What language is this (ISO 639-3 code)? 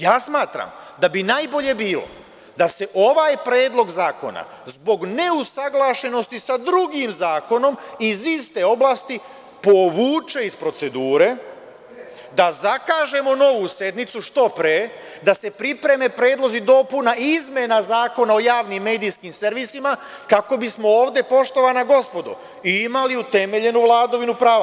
srp